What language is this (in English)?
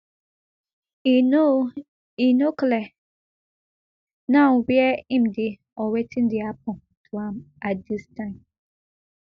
Nigerian Pidgin